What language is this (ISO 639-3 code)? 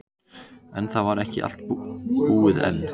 isl